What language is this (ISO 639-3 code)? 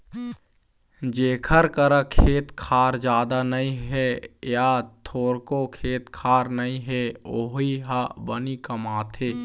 hne